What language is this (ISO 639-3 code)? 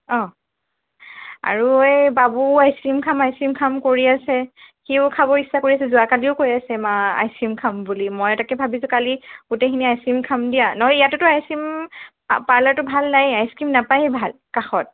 asm